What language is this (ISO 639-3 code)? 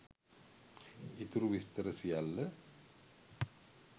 sin